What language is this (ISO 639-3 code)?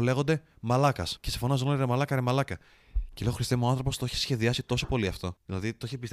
ell